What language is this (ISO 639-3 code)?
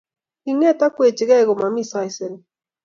kln